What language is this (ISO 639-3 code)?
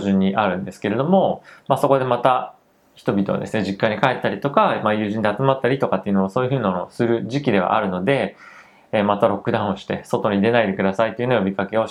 jpn